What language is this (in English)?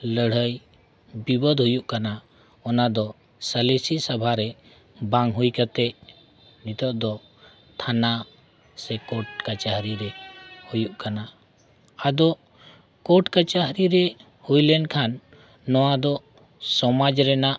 Santali